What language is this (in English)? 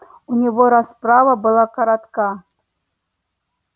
Russian